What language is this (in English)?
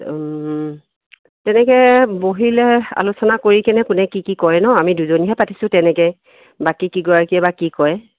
Assamese